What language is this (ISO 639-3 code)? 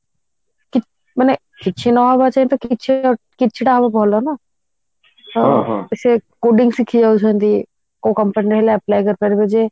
ori